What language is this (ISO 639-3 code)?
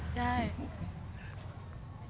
tha